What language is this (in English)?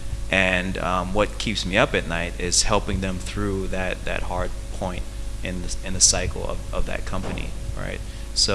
English